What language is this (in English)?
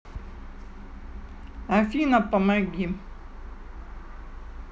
Russian